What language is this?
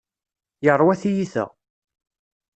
Kabyle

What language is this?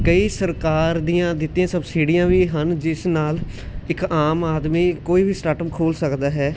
Punjabi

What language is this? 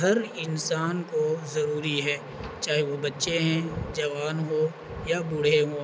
Urdu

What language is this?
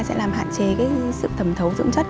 Vietnamese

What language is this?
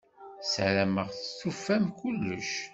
Kabyle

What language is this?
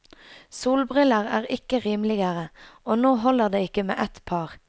Norwegian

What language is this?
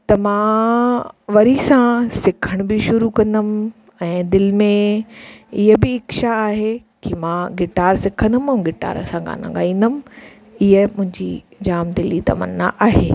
Sindhi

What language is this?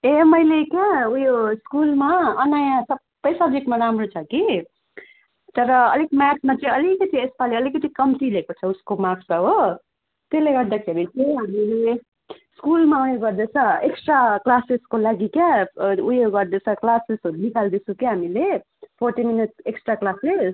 Nepali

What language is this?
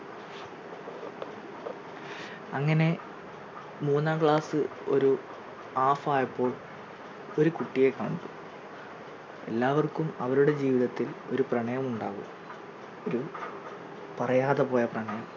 Malayalam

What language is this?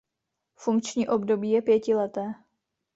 Czech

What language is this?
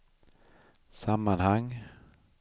Swedish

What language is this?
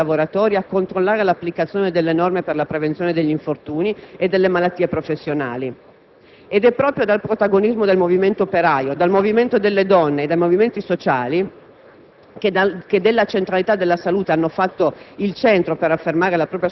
Italian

